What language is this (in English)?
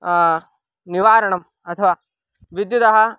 Sanskrit